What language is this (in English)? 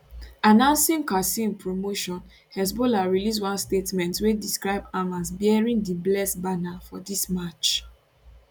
Nigerian Pidgin